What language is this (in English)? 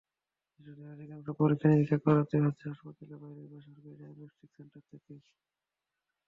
Bangla